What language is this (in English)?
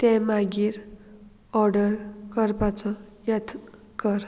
Konkani